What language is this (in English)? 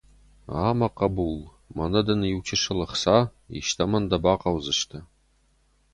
Ossetic